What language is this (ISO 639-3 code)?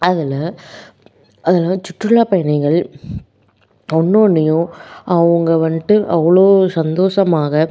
tam